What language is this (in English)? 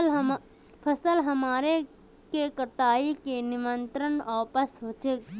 Magahi